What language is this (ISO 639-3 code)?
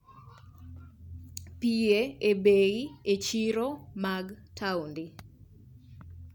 luo